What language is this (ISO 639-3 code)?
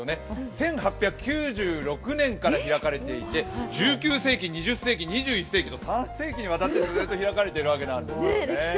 jpn